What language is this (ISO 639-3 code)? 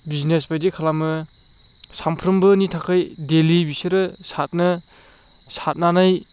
brx